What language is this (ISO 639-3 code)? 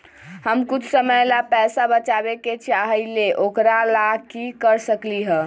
mag